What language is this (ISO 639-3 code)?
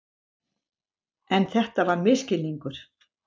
isl